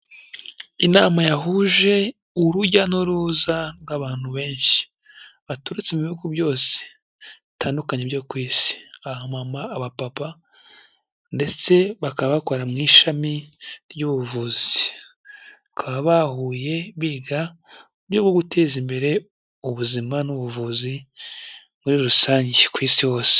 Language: Kinyarwanda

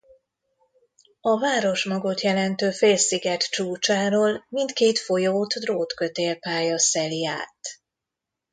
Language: Hungarian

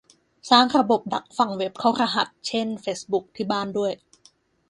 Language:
Thai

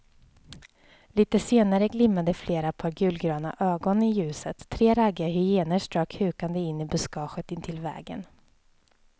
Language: Swedish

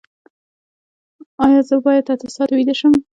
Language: Pashto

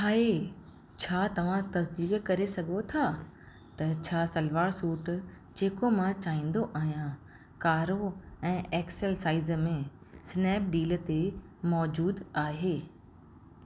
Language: Sindhi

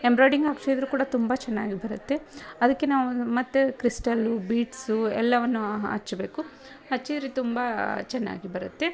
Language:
Kannada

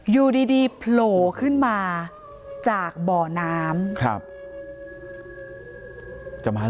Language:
Thai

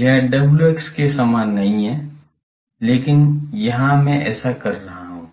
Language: Hindi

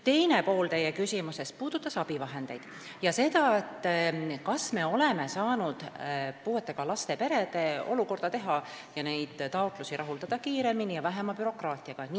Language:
Estonian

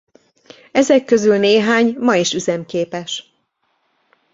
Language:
Hungarian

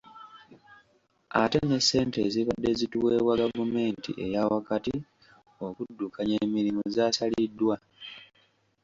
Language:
Ganda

